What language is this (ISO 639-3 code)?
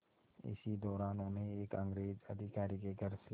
hin